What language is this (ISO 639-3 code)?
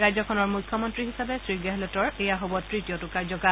asm